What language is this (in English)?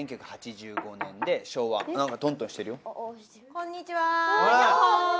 Japanese